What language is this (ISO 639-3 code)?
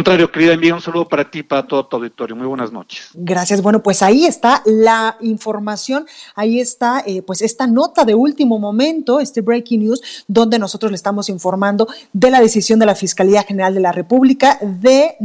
spa